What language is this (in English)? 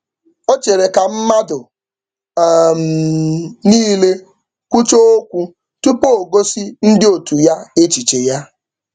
Igbo